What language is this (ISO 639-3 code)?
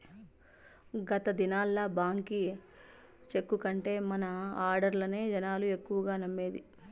tel